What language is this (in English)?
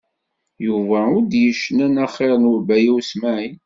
Kabyle